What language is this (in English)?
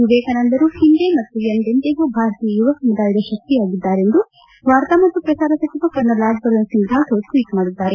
Kannada